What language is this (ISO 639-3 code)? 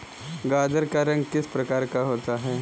hin